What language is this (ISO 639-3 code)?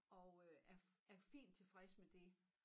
dan